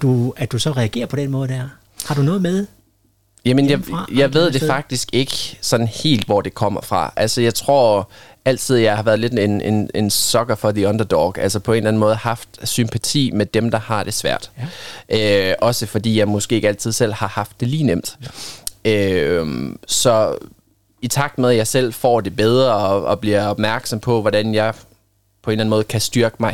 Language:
Danish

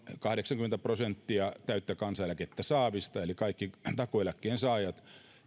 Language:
Finnish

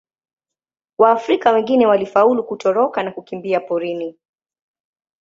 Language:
Swahili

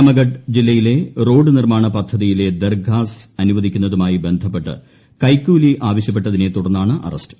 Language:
Malayalam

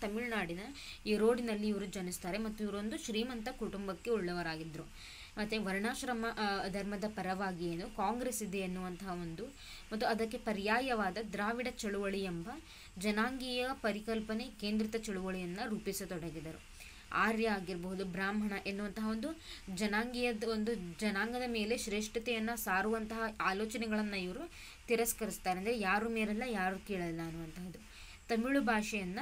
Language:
Kannada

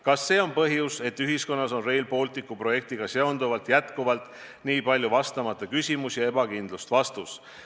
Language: Estonian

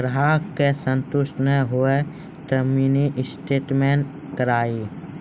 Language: Maithili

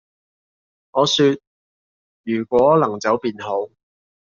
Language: Cantonese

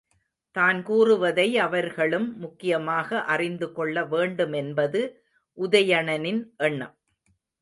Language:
Tamil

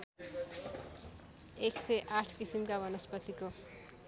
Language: Nepali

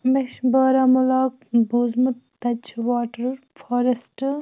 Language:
Kashmiri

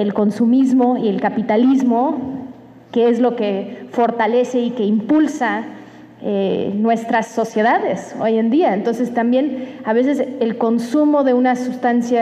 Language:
Spanish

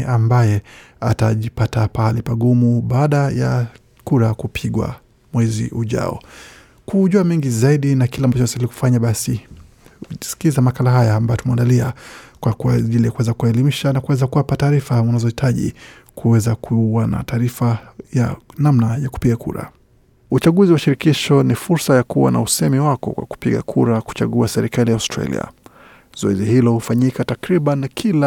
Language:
Swahili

